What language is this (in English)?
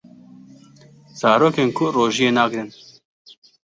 Kurdish